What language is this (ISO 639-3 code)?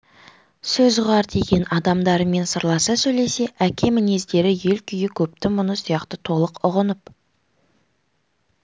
kaz